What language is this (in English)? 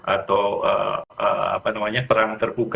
Indonesian